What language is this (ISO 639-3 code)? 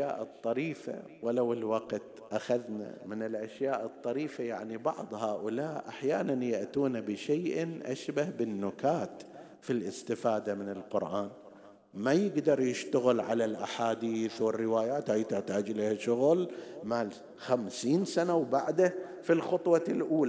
ara